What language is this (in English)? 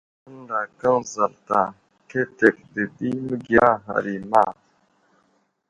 Wuzlam